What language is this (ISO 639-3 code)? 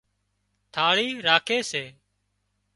kxp